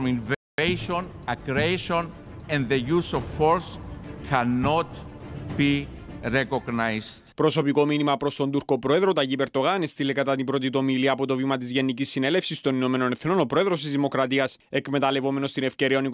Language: Greek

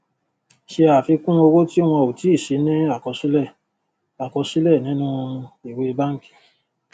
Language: Yoruba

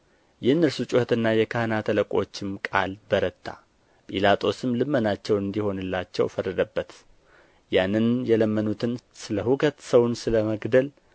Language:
Amharic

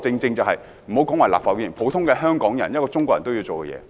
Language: Cantonese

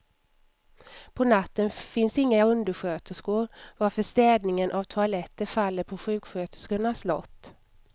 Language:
Swedish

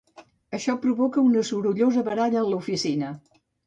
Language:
Catalan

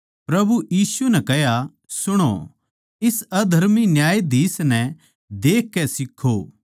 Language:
Haryanvi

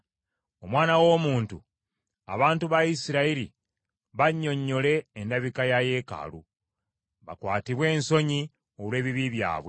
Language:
Ganda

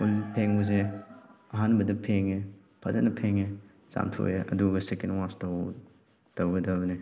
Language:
Manipuri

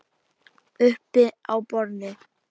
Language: Icelandic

